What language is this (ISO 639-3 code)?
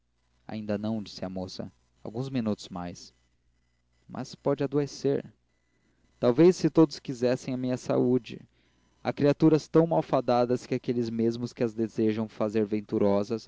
por